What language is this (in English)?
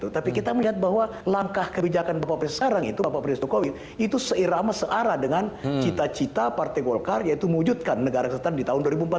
Indonesian